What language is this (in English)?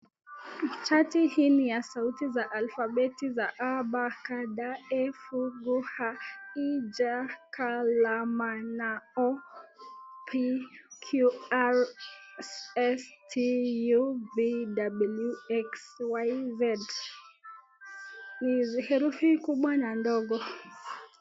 Swahili